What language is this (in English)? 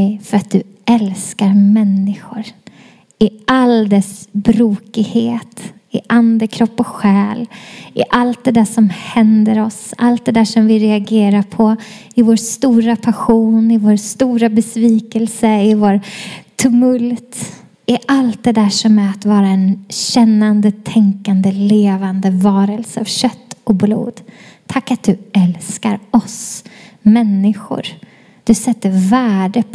Swedish